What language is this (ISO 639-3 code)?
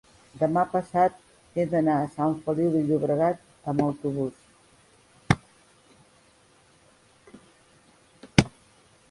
cat